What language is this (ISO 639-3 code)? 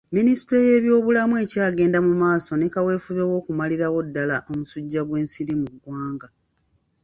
lug